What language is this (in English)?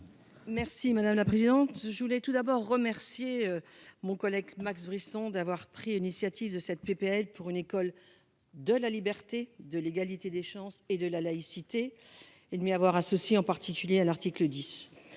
French